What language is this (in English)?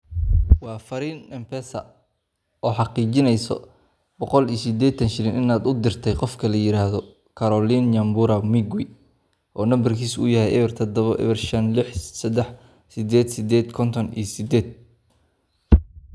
Somali